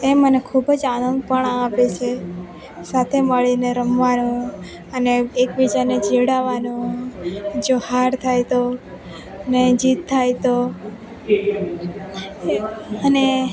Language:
Gujarati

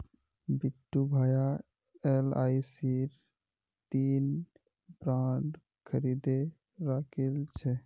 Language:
Magahi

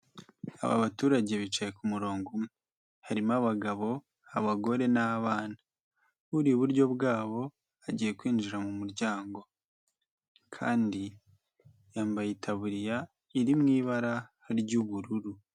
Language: Kinyarwanda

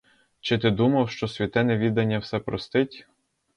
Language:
Ukrainian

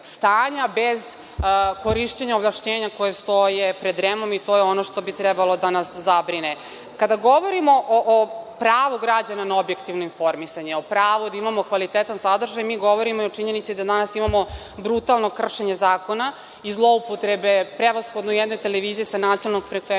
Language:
Serbian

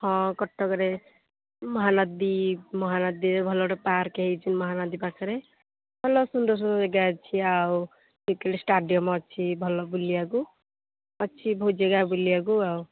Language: Odia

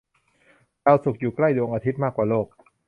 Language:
Thai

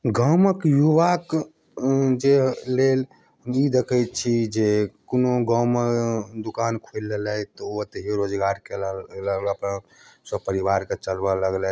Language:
Maithili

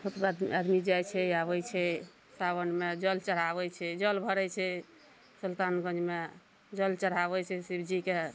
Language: Maithili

